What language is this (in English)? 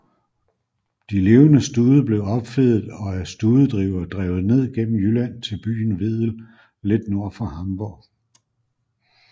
Danish